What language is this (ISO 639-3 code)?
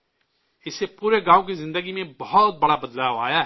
urd